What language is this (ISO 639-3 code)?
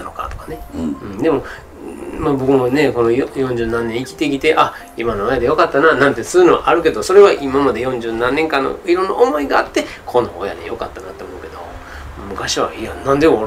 jpn